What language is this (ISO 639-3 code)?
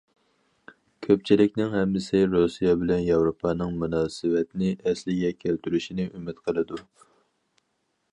uig